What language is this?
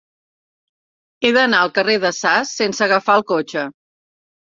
Catalan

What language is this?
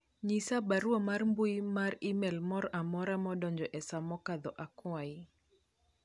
Luo (Kenya and Tanzania)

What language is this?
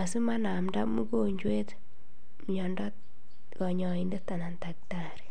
Kalenjin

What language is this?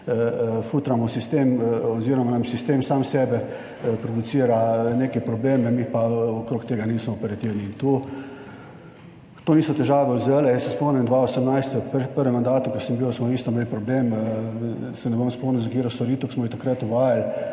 Slovenian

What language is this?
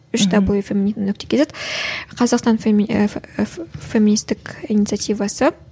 Kazakh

